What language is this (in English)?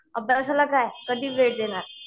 Marathi